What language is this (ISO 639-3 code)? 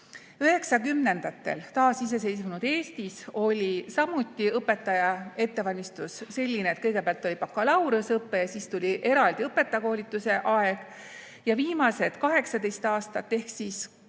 est